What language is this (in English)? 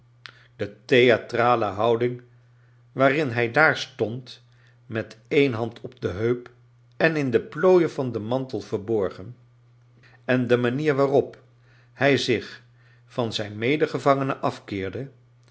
Dutch